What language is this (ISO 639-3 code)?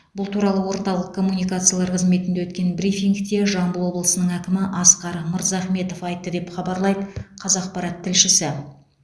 kaz